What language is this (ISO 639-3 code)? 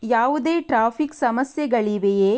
kan